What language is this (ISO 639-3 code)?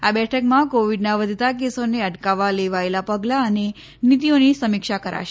guj